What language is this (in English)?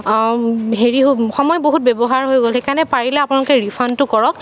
Assamese